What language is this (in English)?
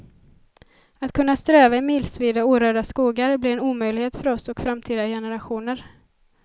Swedish